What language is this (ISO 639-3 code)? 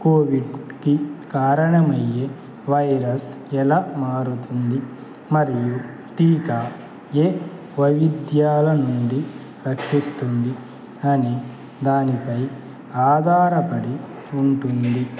tel